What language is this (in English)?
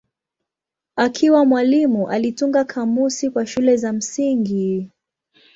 Swahili